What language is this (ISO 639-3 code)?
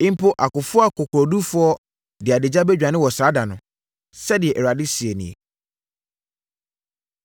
aka